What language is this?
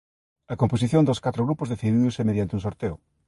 Galician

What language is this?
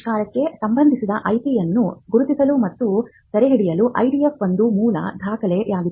Kannada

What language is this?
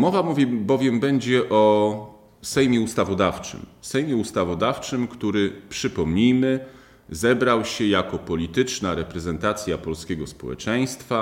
Polish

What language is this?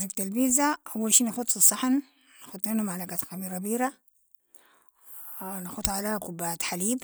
Sudanese Arabic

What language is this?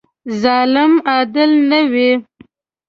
Pashto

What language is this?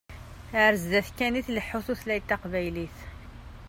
Kabyle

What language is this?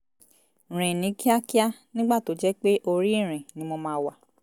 Yoruba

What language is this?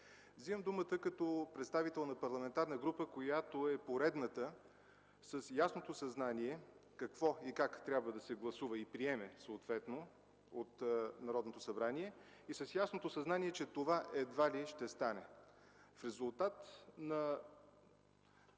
Bulgarian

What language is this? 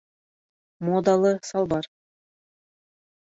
Bashkir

